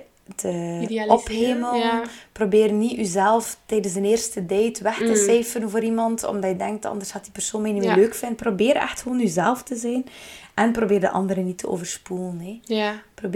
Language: Dutch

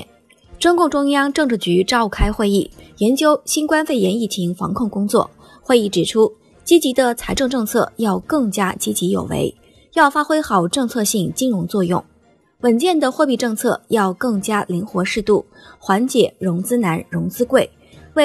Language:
Chinese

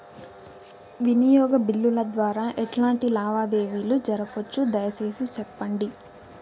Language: Telugu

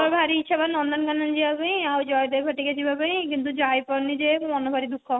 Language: Odia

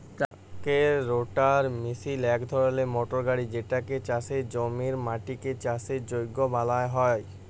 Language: Bangla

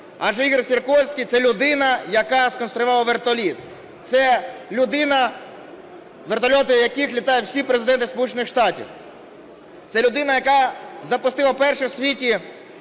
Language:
Ukrainian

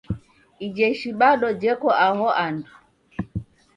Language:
Taita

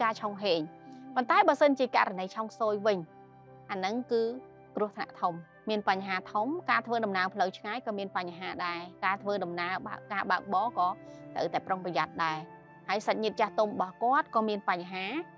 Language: Vietnamese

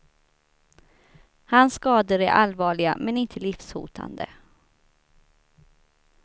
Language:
Swedish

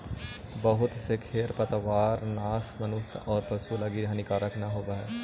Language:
Magahi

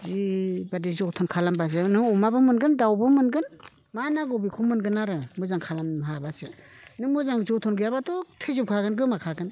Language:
Bodo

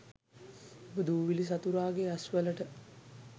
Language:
Sinhala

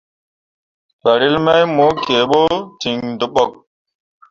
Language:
Mundang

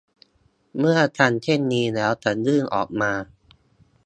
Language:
Thai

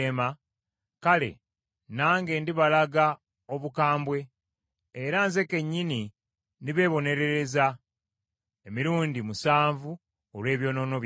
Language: Ganda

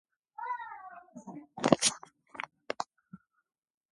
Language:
Georgian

